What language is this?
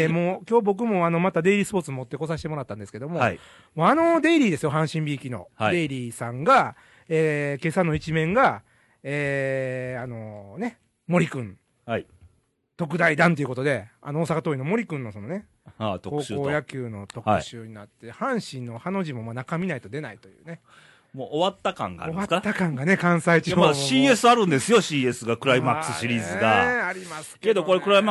Japanese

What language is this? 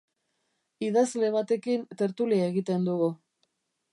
Basque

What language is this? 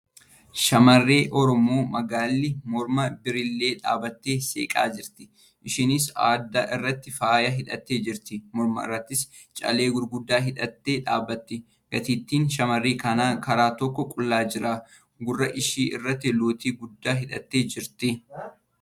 Oromo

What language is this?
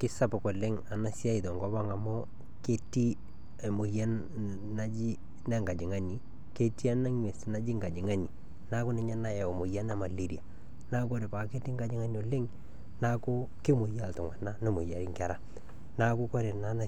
Masai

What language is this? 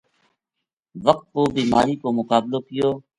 Gujari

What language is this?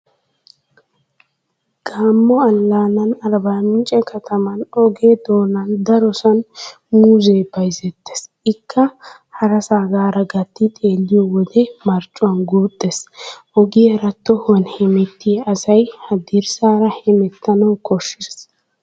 Wolaytta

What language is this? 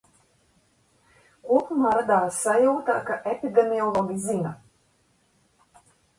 Latvian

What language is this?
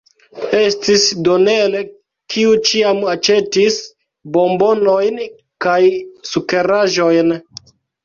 Esperanto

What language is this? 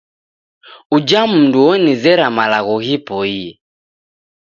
Taita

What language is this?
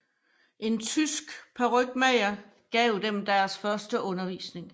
Danish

